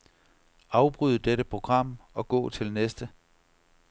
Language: Danish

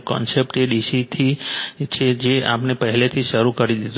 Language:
Gujarati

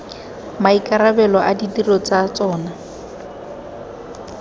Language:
Tswana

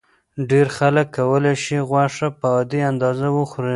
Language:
Pashto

